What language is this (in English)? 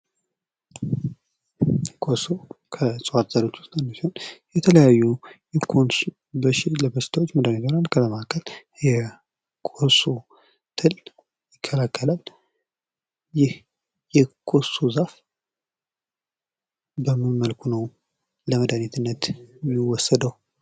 Amharic